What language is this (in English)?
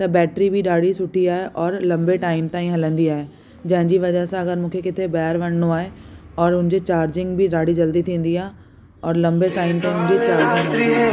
Sindhi